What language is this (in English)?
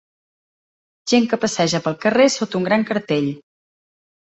Catalan